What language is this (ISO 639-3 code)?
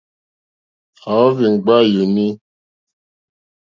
bri